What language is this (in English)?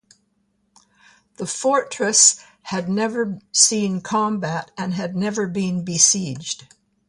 English